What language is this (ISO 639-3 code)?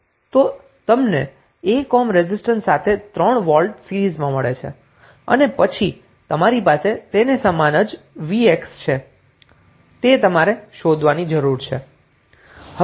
guj